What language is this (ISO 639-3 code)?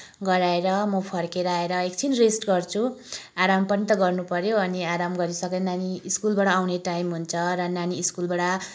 nep